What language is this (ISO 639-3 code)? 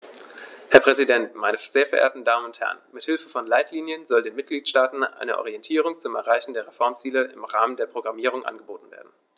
deu